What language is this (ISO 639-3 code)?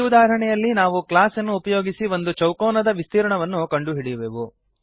kan